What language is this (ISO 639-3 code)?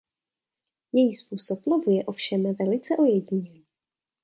ces